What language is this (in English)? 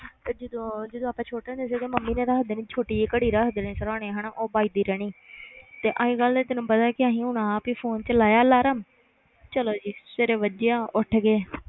Punjabi